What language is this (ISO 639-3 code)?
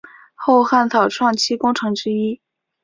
zho